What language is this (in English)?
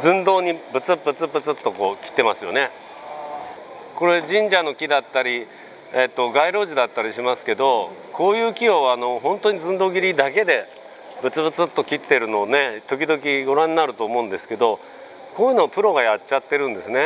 Japanese